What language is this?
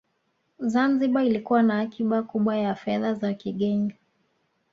Swahili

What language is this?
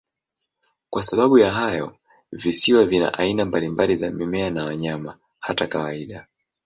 Swahili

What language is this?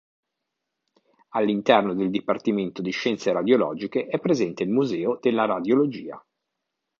Italian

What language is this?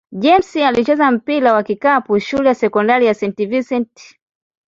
Swahili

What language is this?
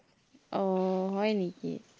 Assamese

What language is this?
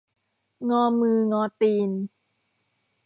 Thai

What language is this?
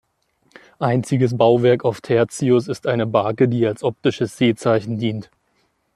German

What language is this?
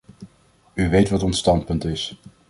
Dutch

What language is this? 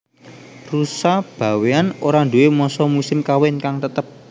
Javanese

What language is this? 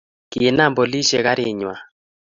Kalenjin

